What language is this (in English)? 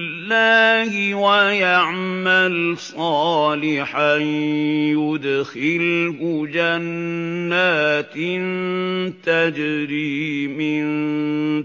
Arabic